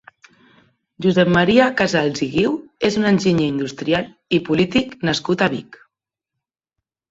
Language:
Catalan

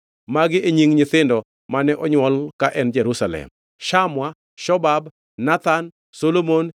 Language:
Luo (Kenya and Tanzania)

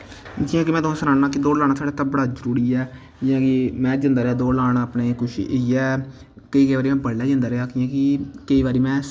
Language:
Dogri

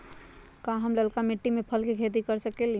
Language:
Magahi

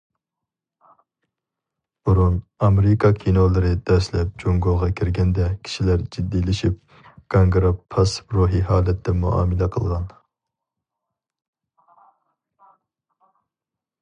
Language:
Uyghur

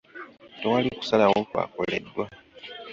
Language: Ganda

